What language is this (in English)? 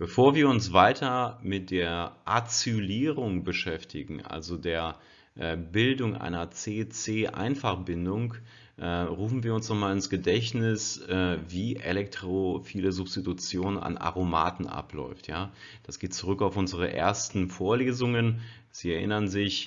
German